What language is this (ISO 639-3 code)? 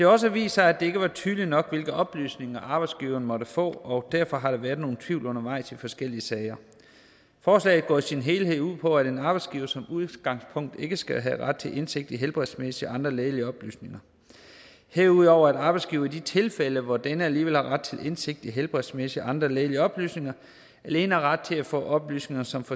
dan